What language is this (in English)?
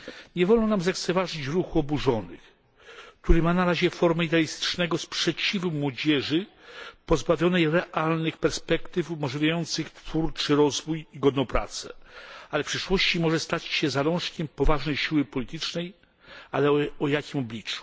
Polish